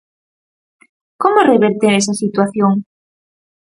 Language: Galician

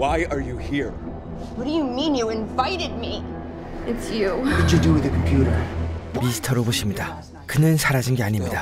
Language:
Korean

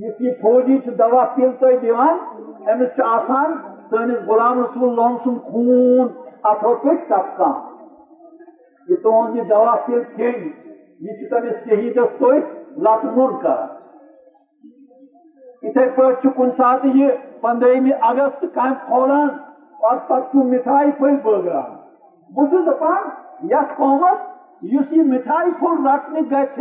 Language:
Urdu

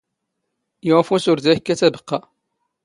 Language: Standard Moroccan Tamazight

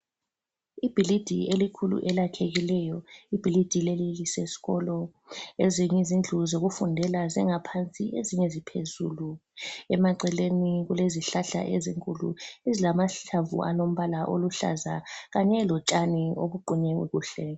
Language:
North Ndebele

